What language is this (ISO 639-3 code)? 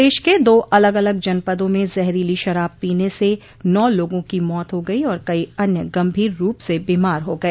hin